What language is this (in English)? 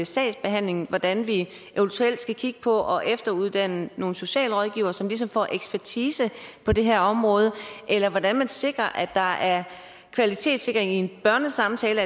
Danish